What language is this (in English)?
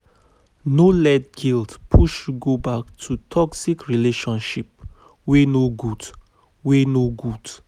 Nigerian Pidgin